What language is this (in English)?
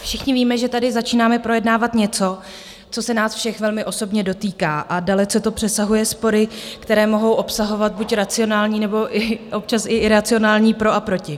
Czech